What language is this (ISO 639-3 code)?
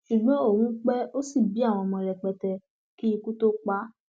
yor